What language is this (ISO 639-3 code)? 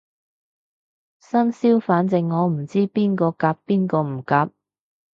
yue